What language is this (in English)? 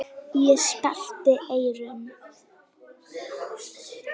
Icelandic